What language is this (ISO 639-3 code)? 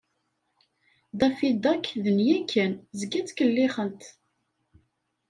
kab